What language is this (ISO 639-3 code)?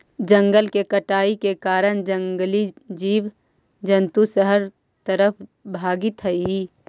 mag